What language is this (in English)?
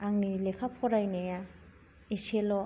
Bodo